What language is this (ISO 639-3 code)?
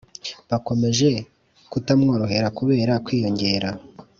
kin